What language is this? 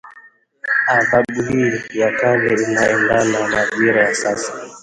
Swahili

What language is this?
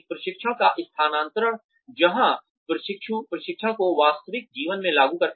Hindi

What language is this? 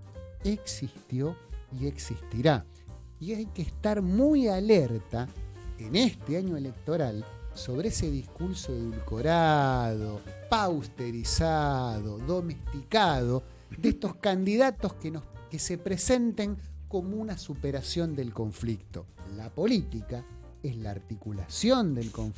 Spanish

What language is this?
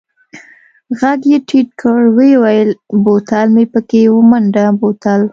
Pashto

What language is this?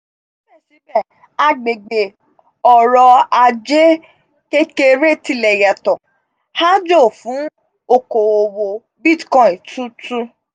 Yoruba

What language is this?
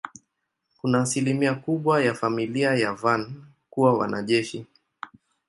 Swahili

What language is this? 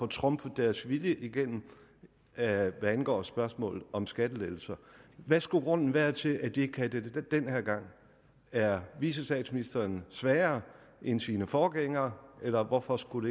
Danish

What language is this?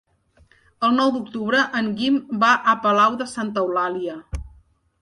Catalan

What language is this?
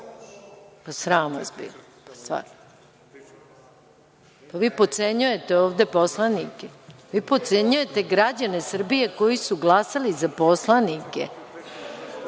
Serbian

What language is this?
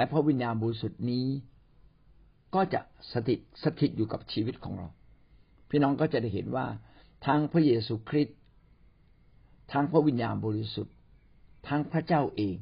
Thai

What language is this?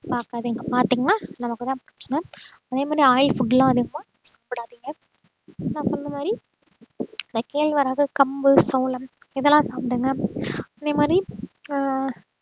Tamil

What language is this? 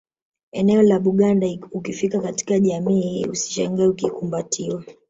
Swahili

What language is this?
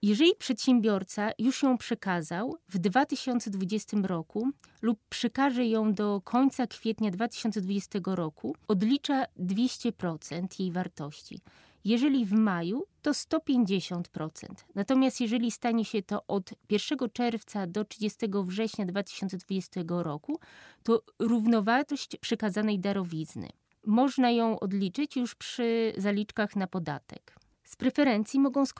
Polish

